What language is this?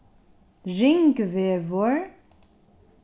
Faroese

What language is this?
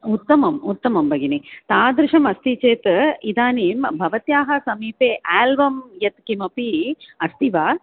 Sanskrit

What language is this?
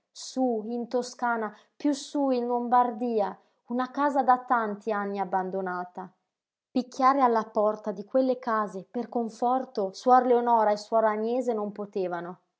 Italian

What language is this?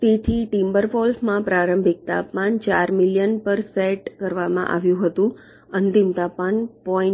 Gujarati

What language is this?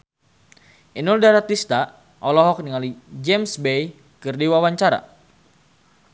Sundanese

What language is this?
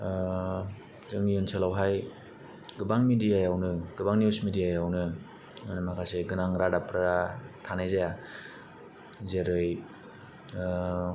Bodo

